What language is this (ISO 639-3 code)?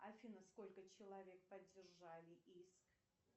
rus